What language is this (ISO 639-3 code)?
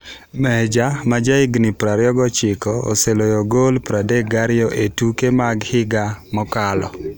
luo